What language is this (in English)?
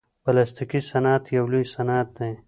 Pashto